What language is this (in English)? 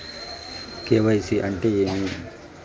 Telugu